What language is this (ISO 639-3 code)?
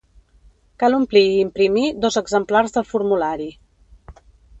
cat